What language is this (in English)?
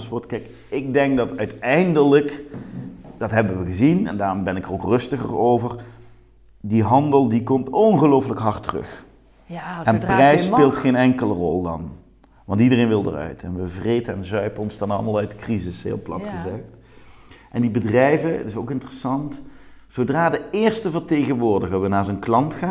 Dutch